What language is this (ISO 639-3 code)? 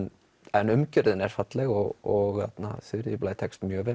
isl